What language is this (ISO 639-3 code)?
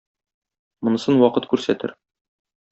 tat